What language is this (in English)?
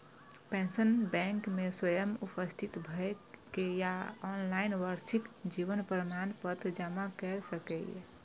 Maithili